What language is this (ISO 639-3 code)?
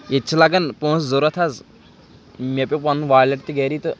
kas